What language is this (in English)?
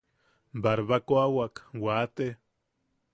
Yaqui